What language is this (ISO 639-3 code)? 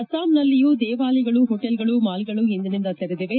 kan